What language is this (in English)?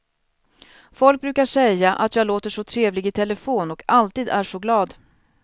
Swedish